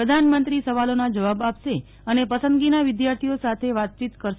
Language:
Gujarati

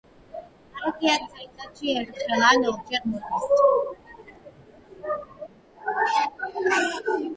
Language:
Georgian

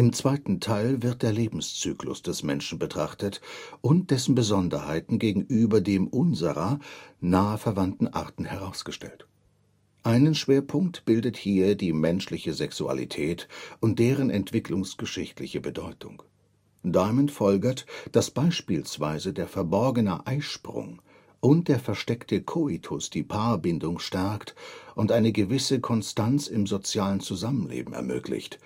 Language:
German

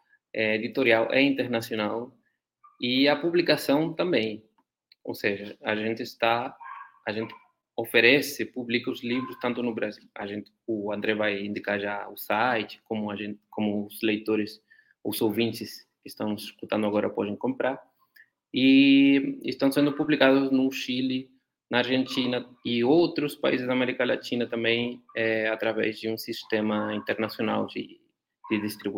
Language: Portuguese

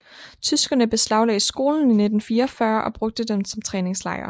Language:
Danish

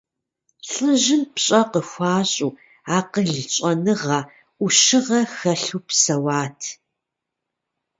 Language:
Kabardian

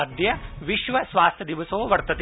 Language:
Sanskrit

